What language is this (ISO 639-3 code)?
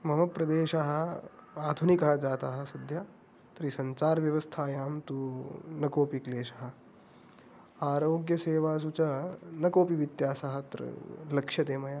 san